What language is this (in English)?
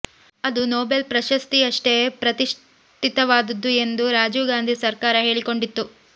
Kannada